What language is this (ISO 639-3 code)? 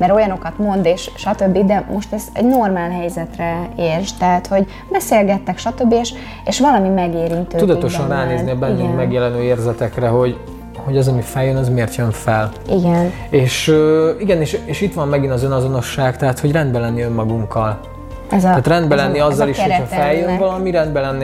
hun